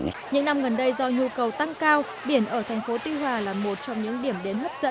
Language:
Vietnamese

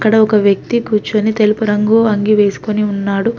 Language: Telugu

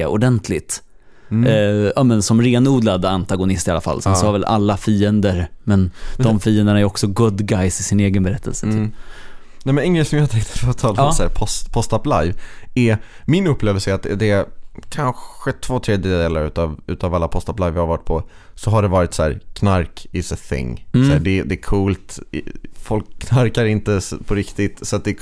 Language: Swedish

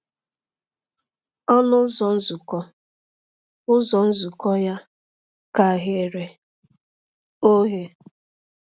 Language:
Igbo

